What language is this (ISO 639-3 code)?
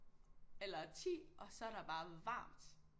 dan